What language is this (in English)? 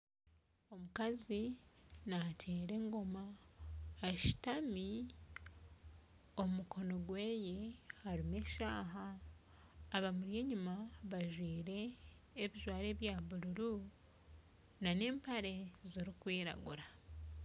Nyankole